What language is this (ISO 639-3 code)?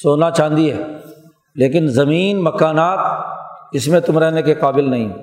urd